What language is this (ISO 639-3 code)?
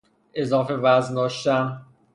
fas